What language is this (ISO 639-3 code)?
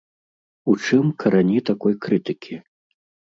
bel